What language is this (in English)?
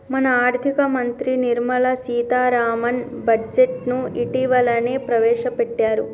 Telugu